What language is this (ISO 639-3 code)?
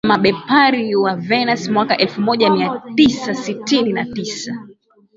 swa